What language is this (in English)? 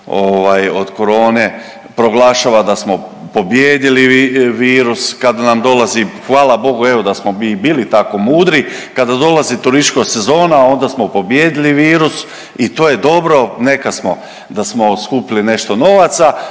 Croatian